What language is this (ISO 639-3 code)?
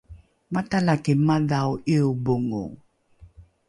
dru